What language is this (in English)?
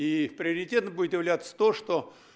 Russian